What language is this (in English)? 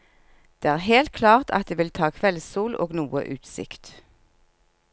Norwegian